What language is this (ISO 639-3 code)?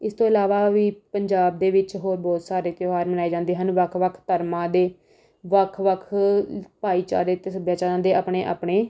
pan